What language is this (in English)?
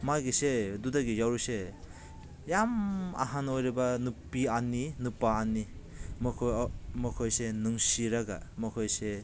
Manipuri